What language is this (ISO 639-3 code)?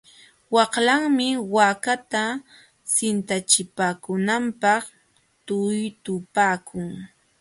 qxw